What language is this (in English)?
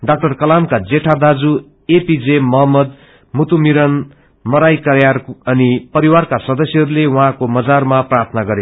Nepali